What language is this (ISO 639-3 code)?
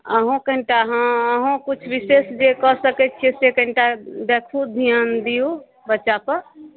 mai